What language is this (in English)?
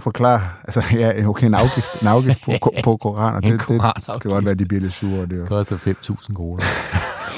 Danish